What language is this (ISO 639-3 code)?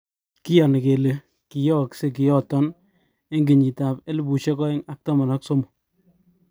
kln